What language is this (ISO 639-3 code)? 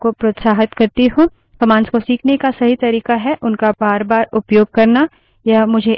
hin